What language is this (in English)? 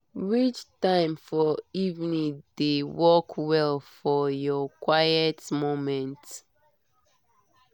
Nigerian Pidgin